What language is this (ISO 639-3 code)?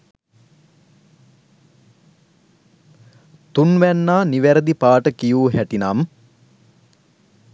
sin